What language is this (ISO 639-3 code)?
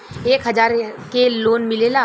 bho